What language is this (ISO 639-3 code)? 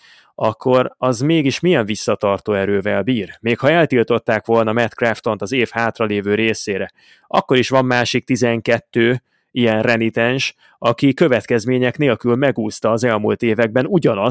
hun